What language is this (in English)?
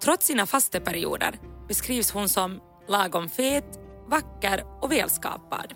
Swedish